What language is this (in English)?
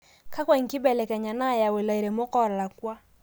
Masai